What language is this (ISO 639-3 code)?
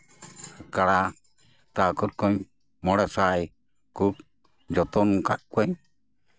sat